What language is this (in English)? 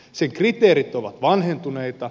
Finnish